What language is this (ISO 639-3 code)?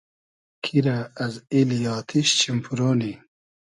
haz